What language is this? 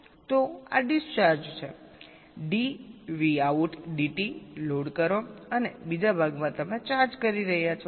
Gujarati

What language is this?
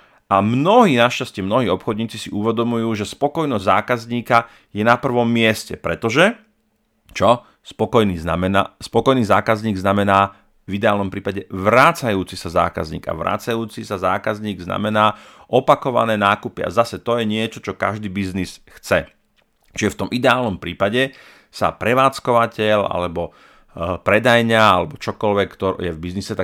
Slovak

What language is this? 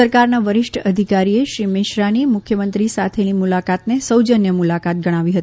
Gujarati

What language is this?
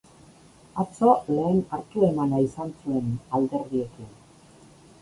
Basque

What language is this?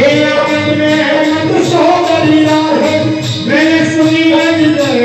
Arabic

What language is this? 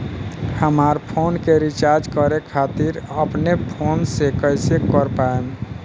Bhojpuri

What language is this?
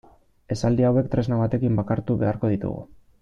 Basque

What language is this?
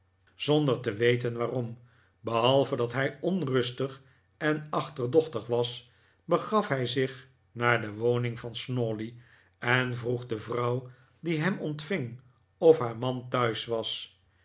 Dutch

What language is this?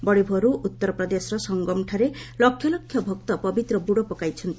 Odia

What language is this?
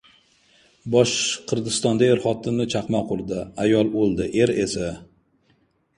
Uzbek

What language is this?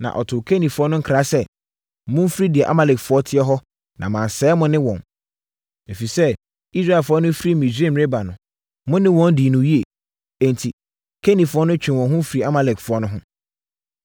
Akan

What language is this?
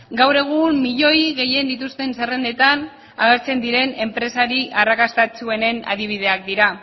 Basque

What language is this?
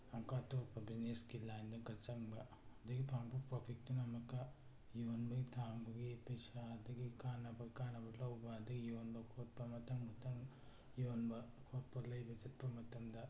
Manipuri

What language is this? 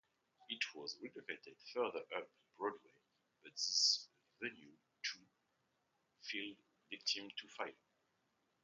English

